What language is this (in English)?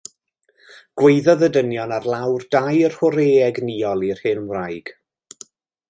Welsh